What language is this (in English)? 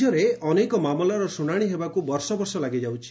Odia